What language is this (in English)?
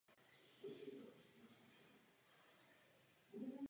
Czech